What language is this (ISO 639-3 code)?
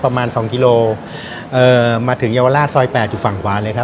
tha